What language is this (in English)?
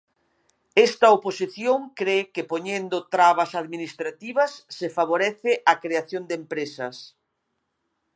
Galician